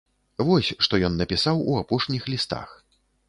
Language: Belarusian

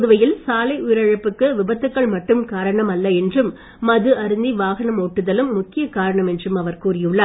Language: Tamil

